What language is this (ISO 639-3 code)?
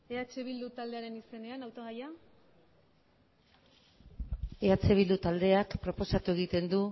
eus